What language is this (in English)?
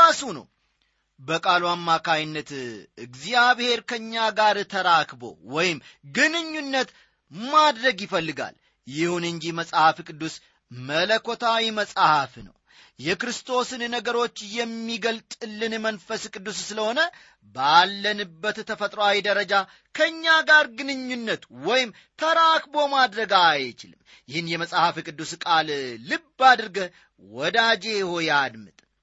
Amharic